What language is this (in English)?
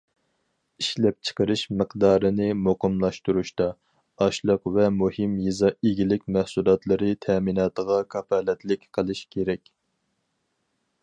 Uyghur